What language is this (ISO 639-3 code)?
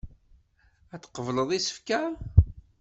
kab